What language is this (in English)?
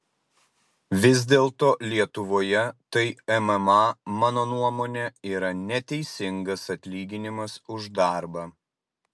Lithuanian